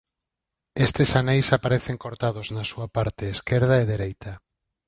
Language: Galician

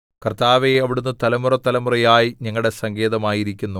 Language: Malayalam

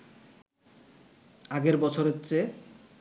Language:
Bangla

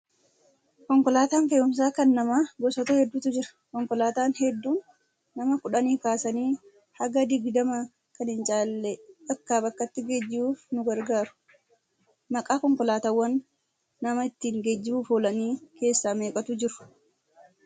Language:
Oromo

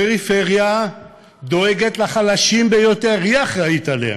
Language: Hebrew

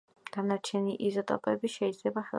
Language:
Georgian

